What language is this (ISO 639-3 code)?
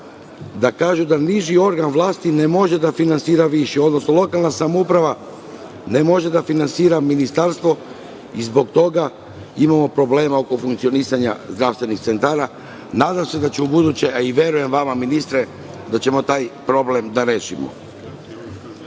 srp